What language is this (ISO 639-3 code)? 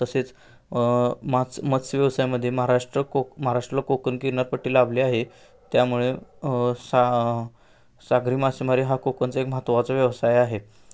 mar